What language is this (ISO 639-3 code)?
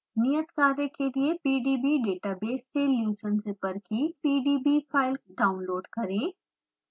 hin